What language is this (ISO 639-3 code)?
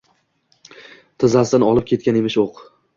uzb